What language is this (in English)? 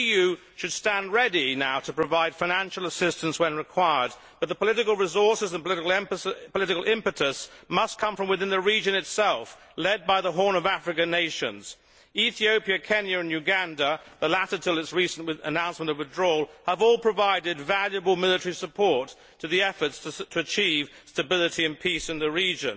English